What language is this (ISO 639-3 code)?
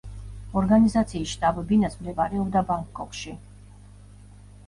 kat